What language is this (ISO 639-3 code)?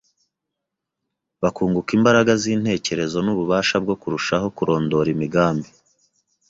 kin